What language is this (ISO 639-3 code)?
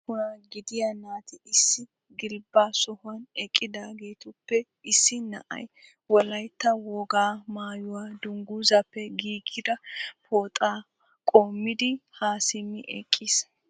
wal